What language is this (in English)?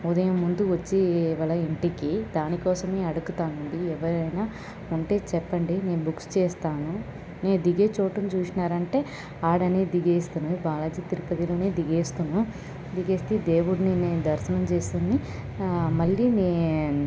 Telugu